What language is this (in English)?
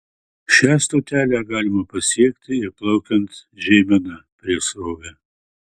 Lithuanian